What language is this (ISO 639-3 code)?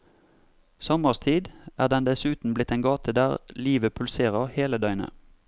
nor